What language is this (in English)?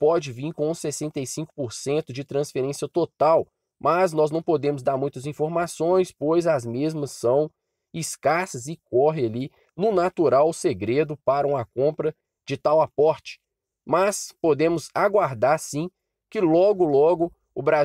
Portuguese